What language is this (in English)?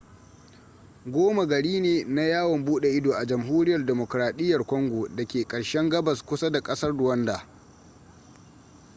Hausa